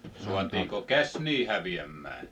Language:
Finnish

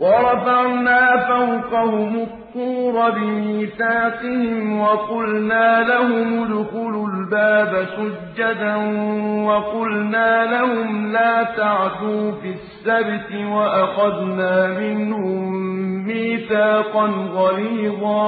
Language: Arabic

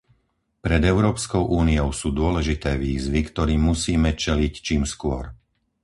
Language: Slovak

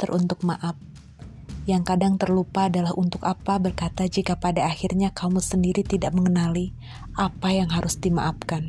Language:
Indonesian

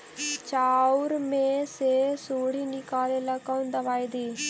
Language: Magahi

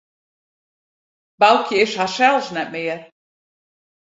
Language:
Western Frisian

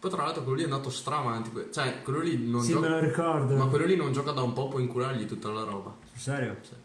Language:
Italian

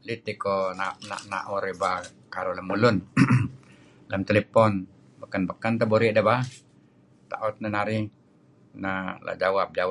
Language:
Kelabit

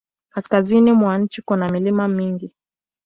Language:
Swahili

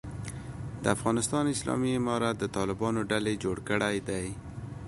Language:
Pashto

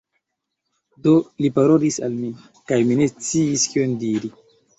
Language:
Esperanto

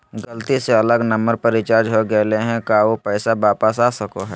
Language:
Magahi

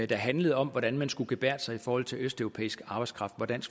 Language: Danish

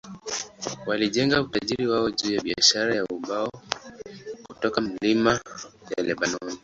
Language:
Swahili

